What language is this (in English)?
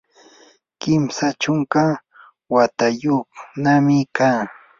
Yanahuanca Pasco Quechua